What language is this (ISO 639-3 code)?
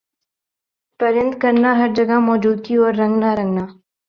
urd